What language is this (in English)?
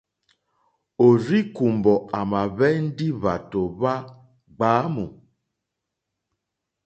Mokpwe